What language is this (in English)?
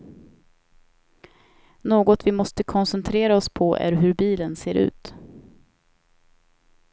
Swedish